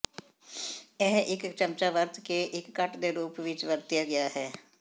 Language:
Punjabi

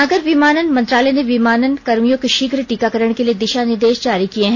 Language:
Hindi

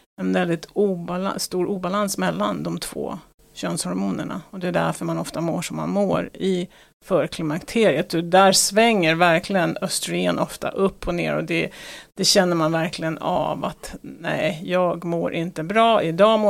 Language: Swedish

